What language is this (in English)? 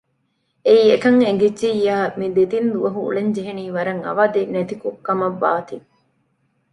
Divehi